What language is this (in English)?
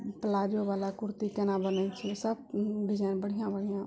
Maithili